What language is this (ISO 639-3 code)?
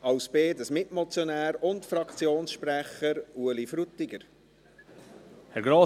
gsw